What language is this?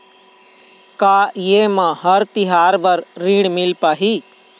Chhattisgarhi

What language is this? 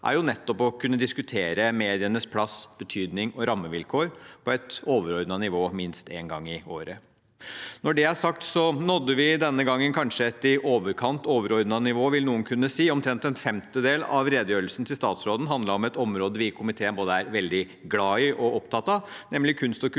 Norwegian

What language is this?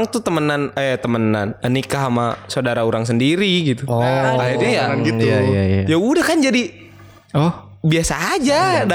Indonesian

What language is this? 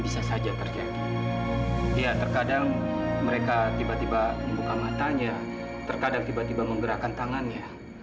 Indonesian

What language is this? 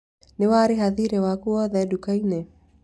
Kikuyu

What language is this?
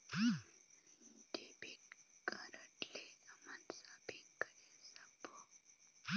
Chhattisgarhi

